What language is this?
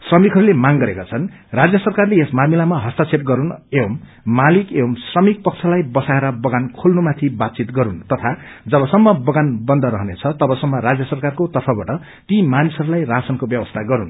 Nepali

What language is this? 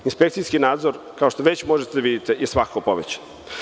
Serbian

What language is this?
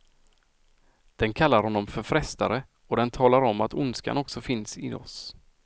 Swedish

